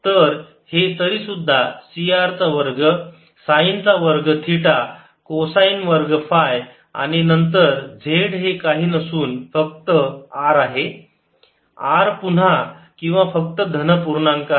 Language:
Marathi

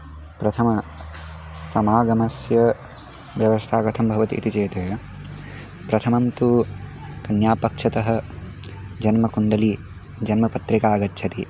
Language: Sanskrit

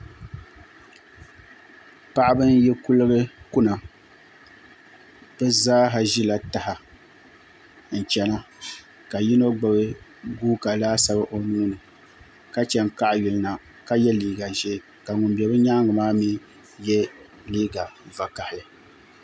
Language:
Dagbani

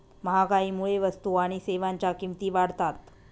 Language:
Marathi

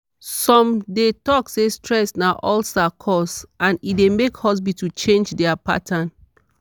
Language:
Nigerian Pidgin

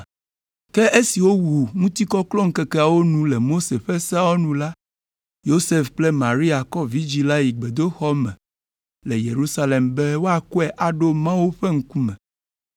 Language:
Ewe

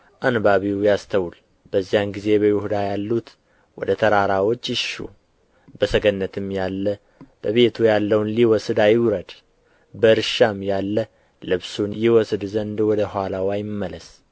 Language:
Amharic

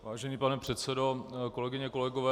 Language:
Czech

